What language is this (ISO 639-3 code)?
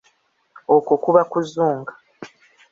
lug